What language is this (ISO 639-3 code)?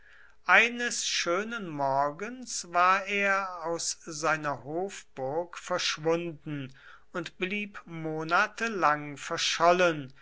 deu